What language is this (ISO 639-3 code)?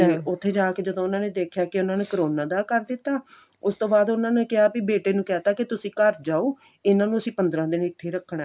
pan